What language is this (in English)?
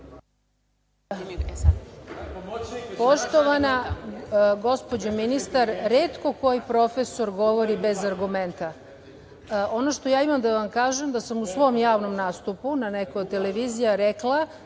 Serbian